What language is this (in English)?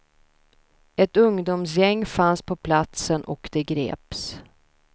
Swedish